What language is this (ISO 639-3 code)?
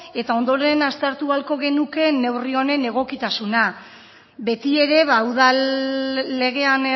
eus